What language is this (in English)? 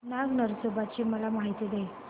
Marathi